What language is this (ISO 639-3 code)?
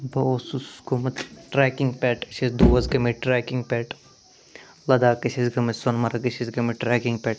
kas